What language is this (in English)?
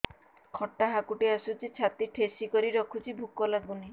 Odia